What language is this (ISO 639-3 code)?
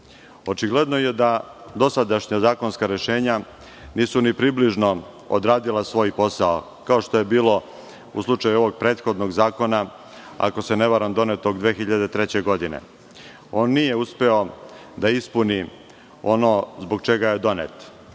srp